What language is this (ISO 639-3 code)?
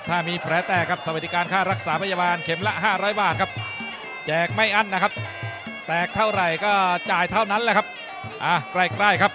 tha